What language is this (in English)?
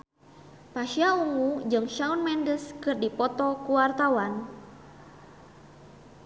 Sundanese